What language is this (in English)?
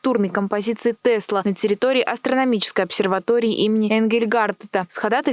Russian